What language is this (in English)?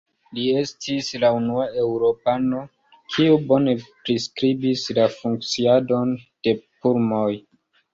Esperanto